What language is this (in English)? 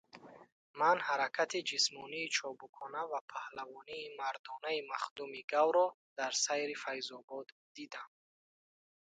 Tajik